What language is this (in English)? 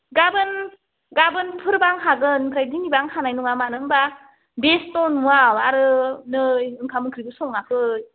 Bodo